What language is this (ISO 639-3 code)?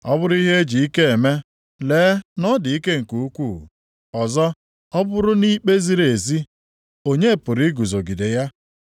ibo